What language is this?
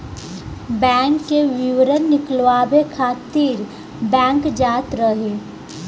Bhojpuri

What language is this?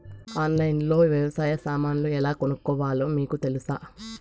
Telugu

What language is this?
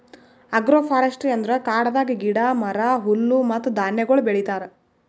Kannada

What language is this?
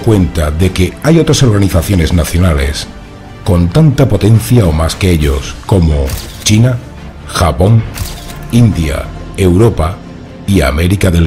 Spanish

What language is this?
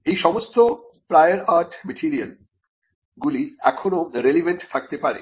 Bangla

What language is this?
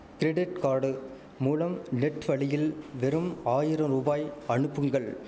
Tamil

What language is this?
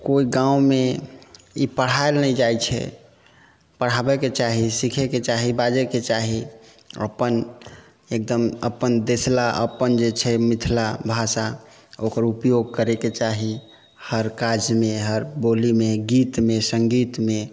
Maithili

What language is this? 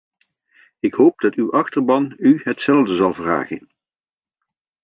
Dutch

